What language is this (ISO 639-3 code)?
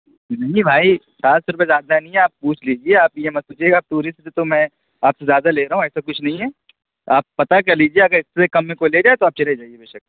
urd